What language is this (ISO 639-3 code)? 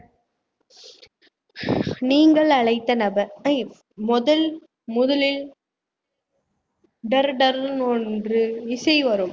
tam